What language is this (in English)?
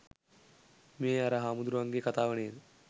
Sinhala